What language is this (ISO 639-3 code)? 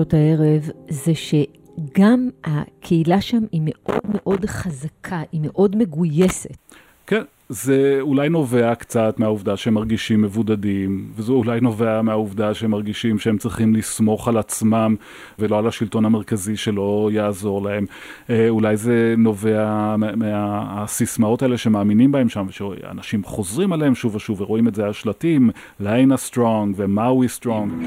heb